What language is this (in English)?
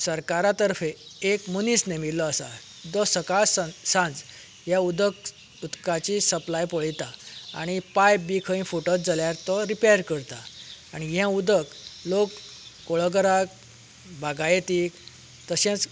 Konkani